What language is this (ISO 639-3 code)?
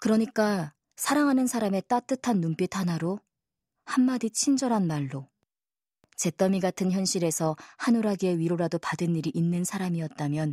kor